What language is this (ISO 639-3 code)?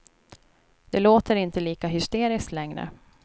swe